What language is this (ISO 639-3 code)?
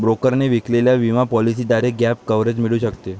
mar